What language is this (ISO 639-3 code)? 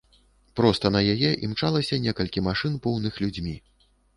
bel